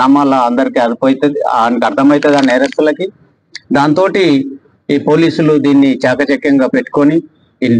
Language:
Telugu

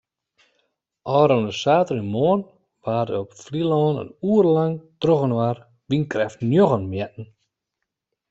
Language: Western Frisian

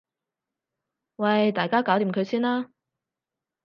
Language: Cantonese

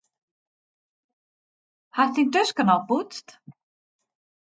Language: Western Frisian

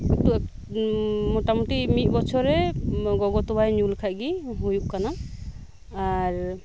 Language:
Santali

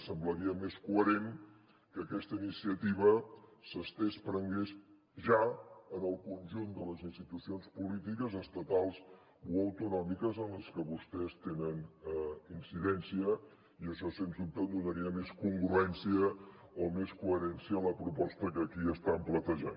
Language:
Catalan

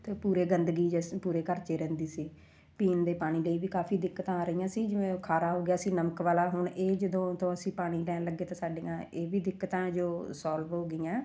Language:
Punjabi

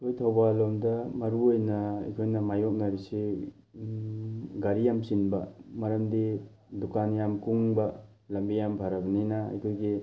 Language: Manipuri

